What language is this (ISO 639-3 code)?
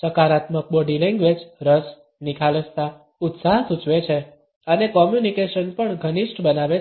guj